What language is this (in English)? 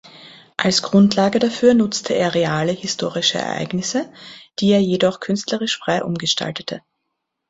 German